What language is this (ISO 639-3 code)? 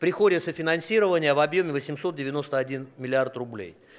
rus